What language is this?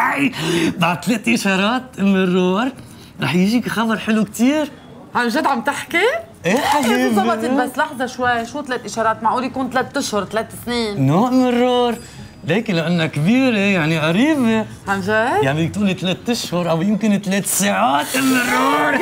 Arabic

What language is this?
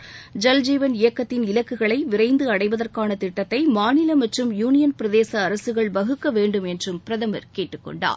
Tamil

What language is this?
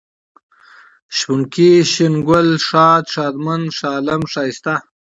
Pashto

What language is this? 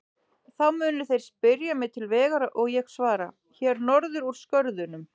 Icelandic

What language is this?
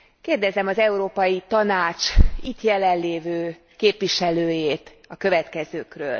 Hungarian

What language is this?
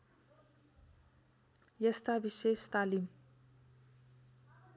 Nepali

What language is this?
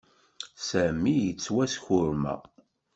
Kabyle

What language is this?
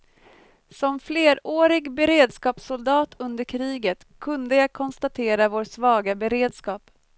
Swedish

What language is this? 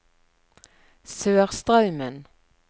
Norwegian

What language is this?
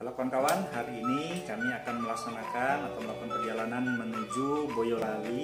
Indonesian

